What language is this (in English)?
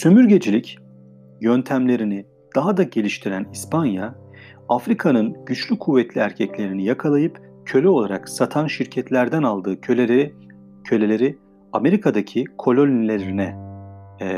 Turkish